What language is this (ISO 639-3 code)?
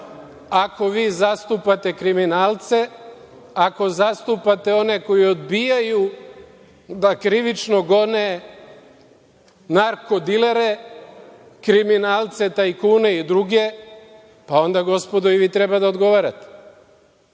srp